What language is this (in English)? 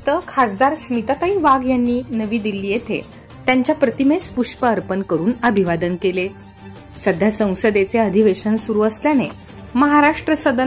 Marathi